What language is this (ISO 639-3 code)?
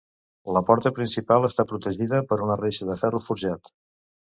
cat